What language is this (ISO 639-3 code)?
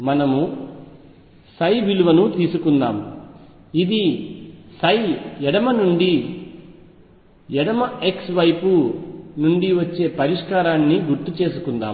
tel